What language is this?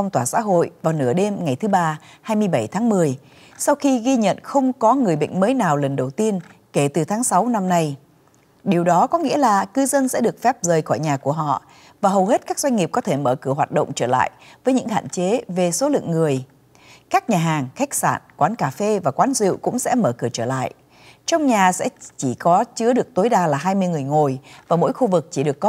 Vietnamese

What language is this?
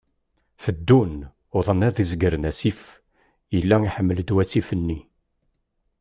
Kabyle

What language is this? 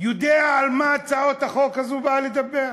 Hebrew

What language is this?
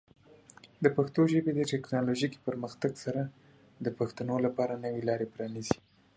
Pashto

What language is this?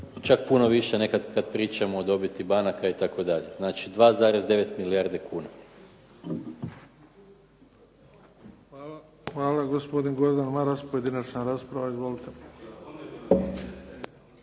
Croatian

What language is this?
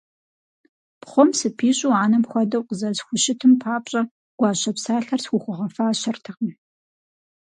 Kabardian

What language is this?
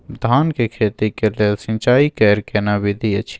Maithili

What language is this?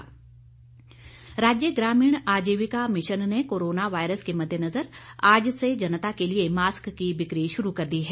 Hindi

